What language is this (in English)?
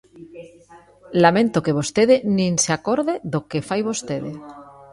Galician